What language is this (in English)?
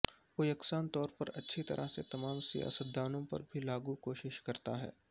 Urdu